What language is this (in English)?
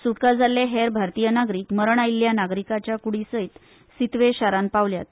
Konkani